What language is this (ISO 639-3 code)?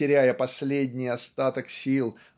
rus